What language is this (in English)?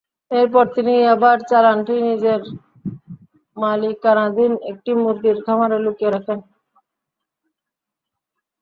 Bangla